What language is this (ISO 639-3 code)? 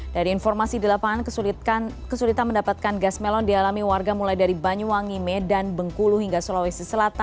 ind